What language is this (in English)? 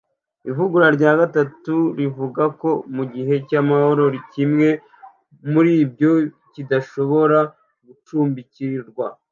Kinyarwanda